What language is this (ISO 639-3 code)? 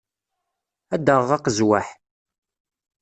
kab